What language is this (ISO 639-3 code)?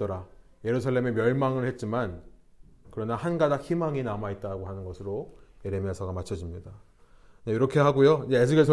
kor